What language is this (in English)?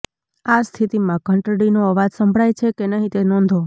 Gujarati